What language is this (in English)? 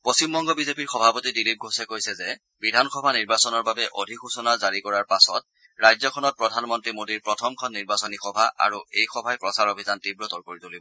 Assamese